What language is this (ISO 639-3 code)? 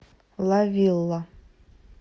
rus